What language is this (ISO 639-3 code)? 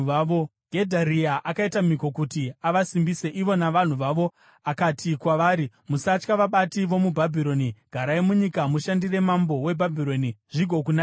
sna